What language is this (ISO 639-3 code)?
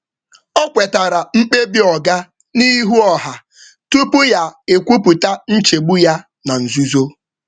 ibo